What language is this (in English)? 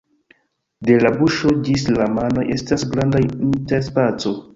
Esperanto